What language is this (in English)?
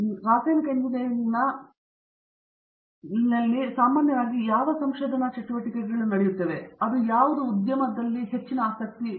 Kannada